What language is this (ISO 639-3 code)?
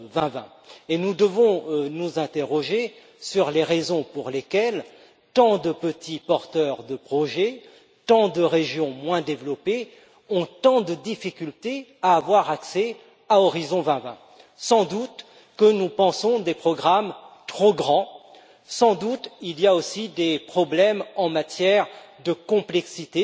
fra